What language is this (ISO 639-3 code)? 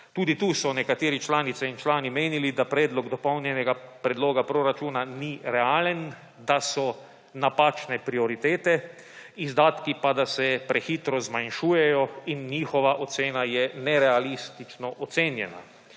slv